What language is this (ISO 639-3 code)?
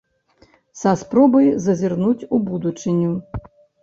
bel